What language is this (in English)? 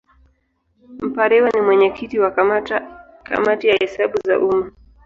Swahili